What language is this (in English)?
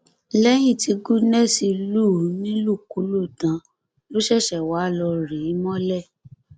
Yoruba